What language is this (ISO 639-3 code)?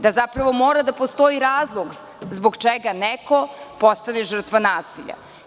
srp